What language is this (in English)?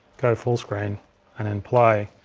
English